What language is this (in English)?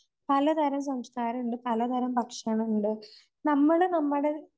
Malayalam